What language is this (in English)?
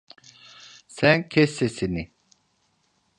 Turkish